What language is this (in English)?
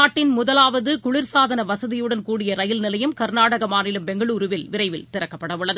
Tamil